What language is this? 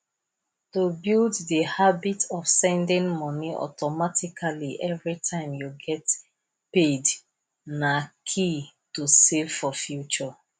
Nigerian Pidgin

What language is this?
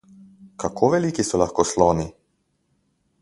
Slovenian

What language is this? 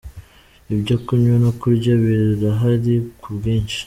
Kinyarwanda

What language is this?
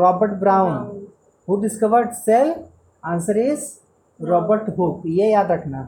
Hindi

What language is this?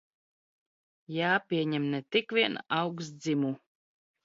Latvian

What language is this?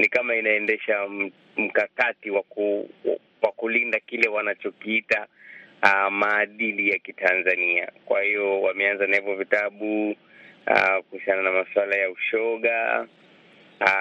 Swahili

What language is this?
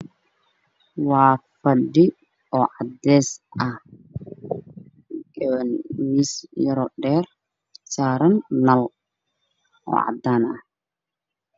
Somali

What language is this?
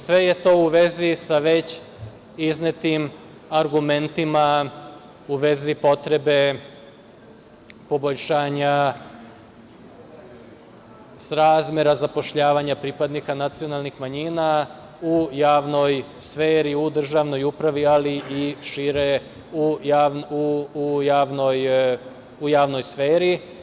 Serbian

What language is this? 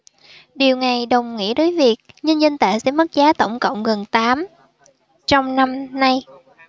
Vietnamese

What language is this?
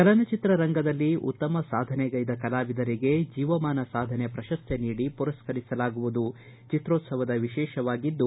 Kannada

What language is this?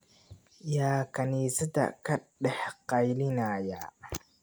Somali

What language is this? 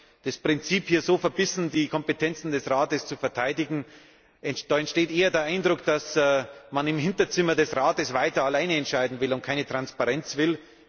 German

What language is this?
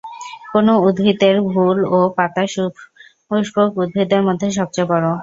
Bangla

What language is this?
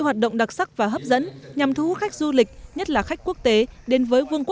Vietnamese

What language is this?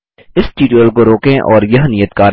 Hindi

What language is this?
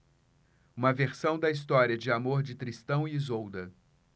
Portuguese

